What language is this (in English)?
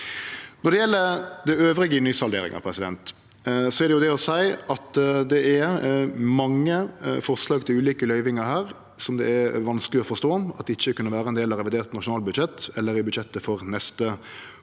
Norwegian